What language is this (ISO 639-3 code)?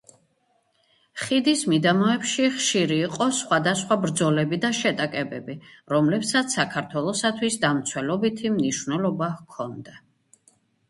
kat